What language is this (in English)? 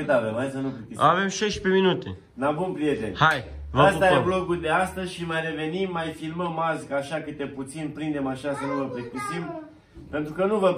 Romanian